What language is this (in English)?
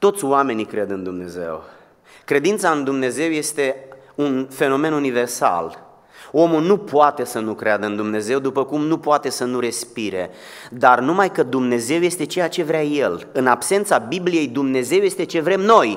Romanian